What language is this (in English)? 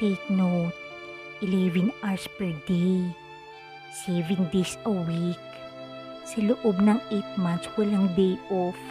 Filipino